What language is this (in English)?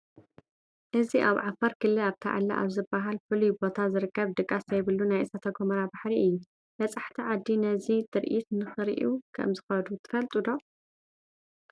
Tigrinya